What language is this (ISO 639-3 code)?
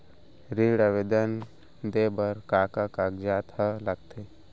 hne